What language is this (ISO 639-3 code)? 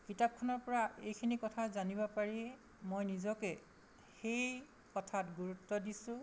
asm